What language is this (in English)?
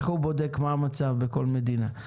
Hebrew